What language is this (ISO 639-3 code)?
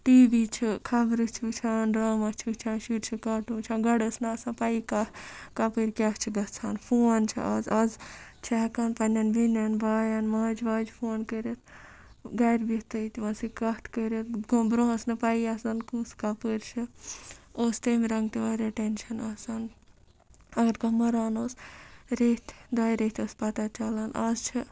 kas